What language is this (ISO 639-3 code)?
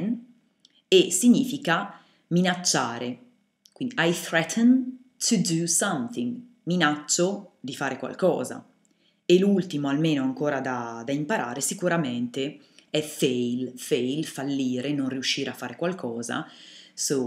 ita